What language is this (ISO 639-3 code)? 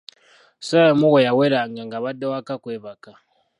lug